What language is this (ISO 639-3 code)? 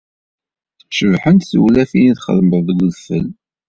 kab